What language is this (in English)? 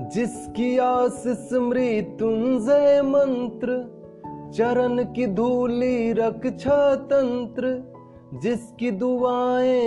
Hindi